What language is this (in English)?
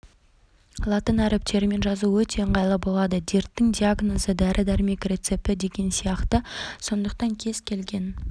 Kazakh